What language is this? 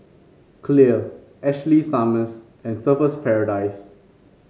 English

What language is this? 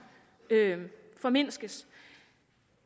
Danish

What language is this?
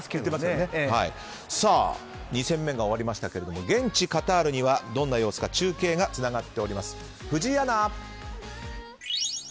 Japanese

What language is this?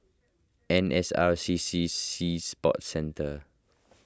English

